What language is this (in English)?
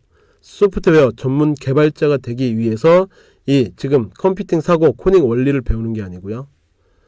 Korean